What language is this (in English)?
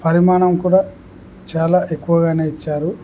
Telugu